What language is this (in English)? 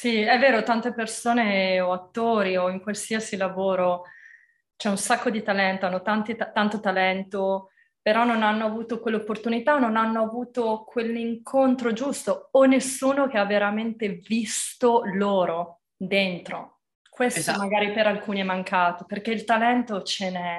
Italian